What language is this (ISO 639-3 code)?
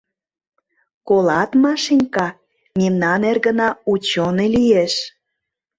chm